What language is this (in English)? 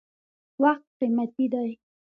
Pashto